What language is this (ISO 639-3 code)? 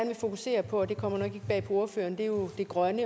dan